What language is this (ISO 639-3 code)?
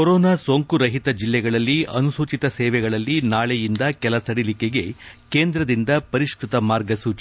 kan